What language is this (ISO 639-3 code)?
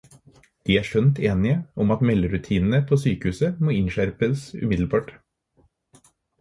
nob